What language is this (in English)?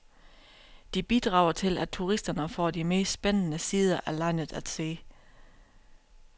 Danish